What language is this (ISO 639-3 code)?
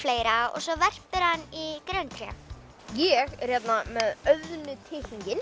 isl